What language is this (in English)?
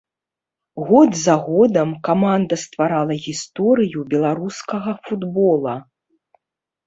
Belarusian